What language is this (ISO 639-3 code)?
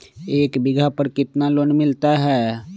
mag